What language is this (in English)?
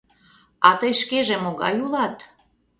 Mari